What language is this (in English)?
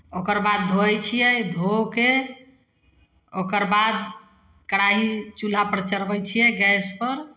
Maithili